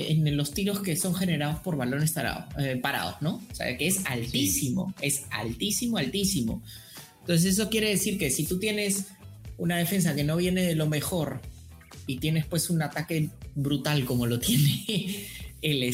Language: Spanish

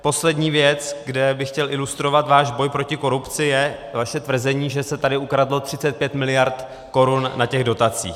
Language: Czech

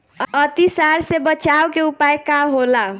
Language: Bhojpuri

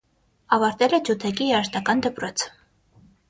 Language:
Armenian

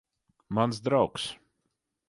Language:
Latvian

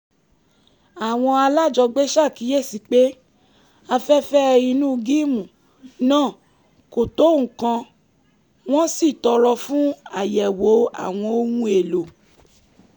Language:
Yoruba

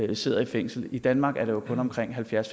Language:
Danish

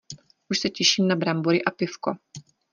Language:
Czech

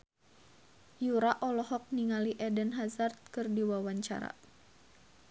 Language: Sundanese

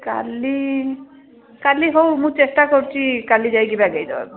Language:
Odia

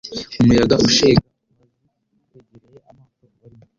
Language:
Kinyarwanda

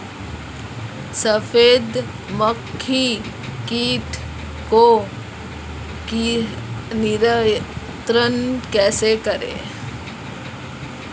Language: Hindi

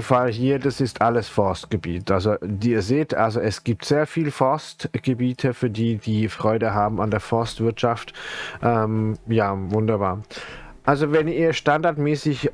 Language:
German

